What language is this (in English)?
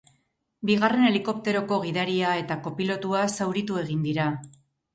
Basque